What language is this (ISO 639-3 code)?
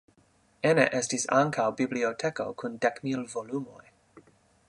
epo